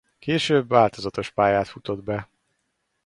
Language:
Hungarian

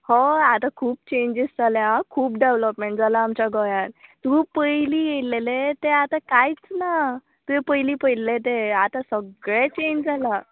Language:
Konkani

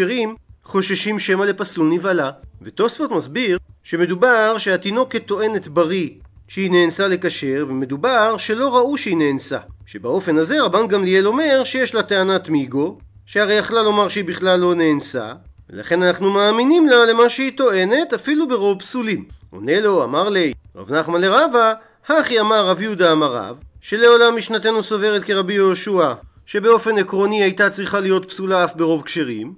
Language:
Hebrew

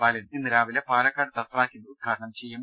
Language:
Malayalam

